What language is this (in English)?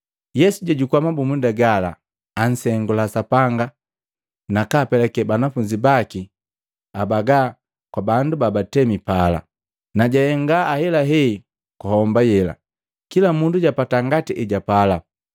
Matengo